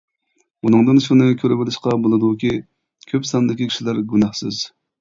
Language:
Uyghur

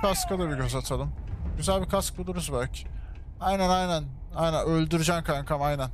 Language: Turkish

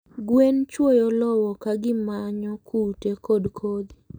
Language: Luo (Kenya and Tanzania)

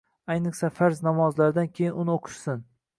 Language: Uzbek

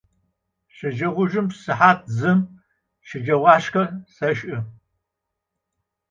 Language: Adyghe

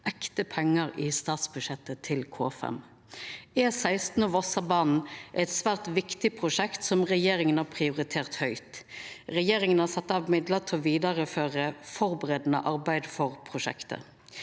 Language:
Norwegian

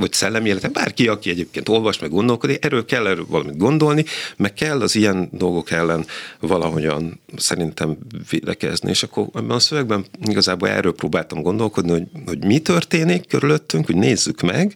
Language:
Hungarian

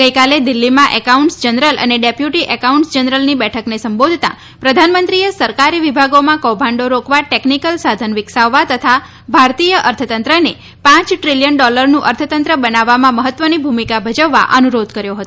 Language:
Gujarati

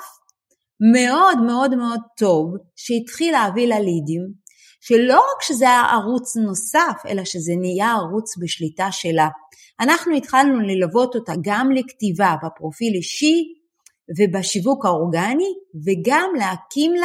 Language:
Hebrew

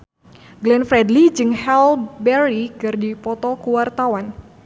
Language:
Sundanese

